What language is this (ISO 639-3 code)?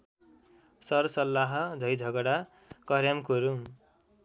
nep